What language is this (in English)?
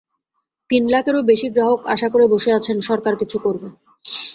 Bangla